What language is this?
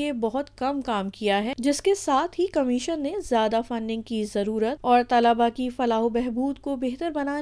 Urdu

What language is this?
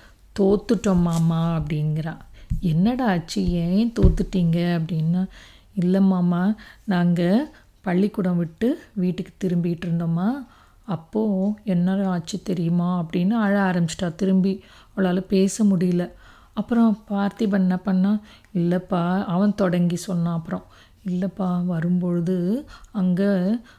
Tamil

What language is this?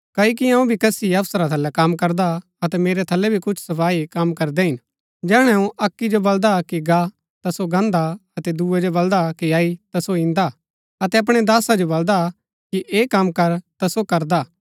Gaddi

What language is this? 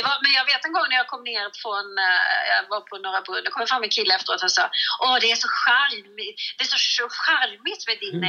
Swedish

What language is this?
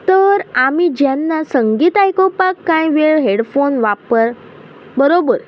Konkani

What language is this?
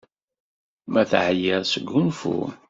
Kabyle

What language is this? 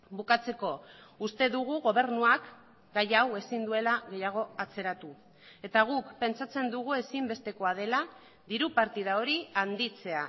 Basque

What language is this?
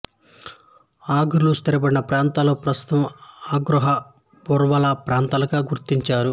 Telugu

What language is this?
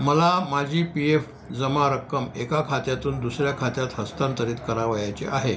Marathi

